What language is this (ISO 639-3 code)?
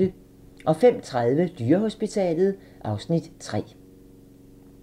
dan